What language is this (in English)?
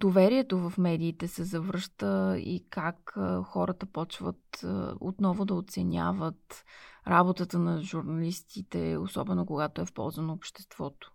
Bulgarian